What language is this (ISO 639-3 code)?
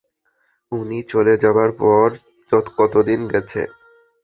ben